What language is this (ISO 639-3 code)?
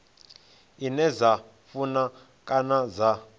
ven